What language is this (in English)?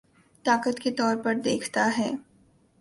Urdu